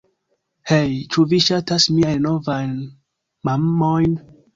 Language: Esperanto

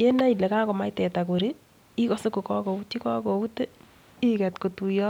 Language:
Kalenjin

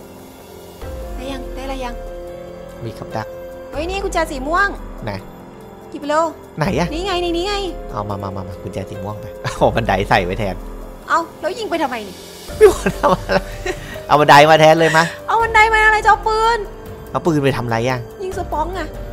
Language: Thai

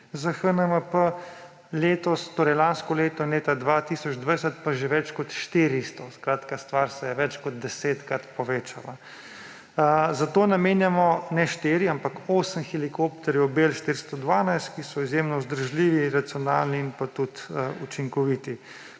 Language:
Slovenian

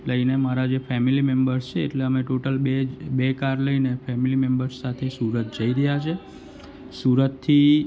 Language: Gujarati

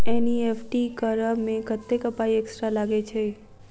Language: Maithili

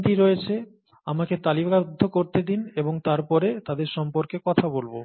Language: Bangla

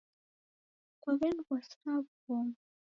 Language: Taita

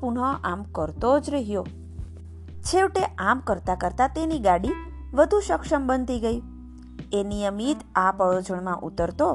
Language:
Gujarati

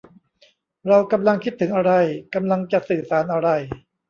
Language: Thai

